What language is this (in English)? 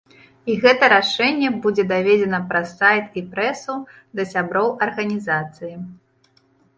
Belarusian